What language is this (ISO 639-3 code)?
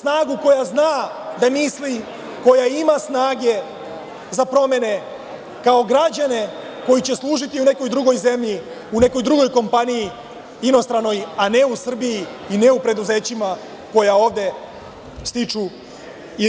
srp